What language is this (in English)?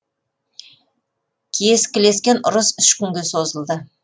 Kazakh